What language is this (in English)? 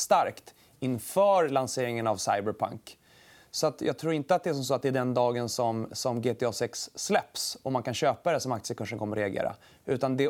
Swedish